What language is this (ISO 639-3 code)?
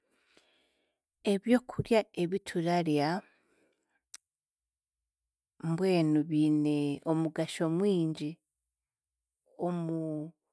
cgg